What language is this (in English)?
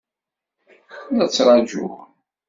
Kabyle